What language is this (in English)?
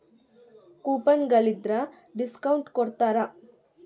Kannada